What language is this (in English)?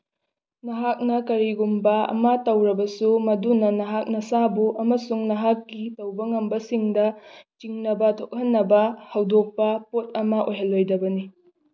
Manipuri